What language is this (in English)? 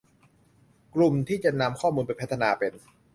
Thai